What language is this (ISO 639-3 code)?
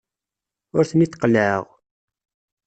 kab